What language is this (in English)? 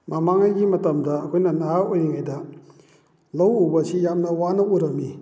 Manipuri